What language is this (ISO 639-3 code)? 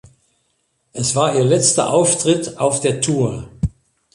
deu